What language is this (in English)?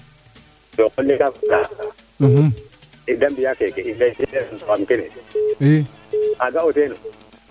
Serer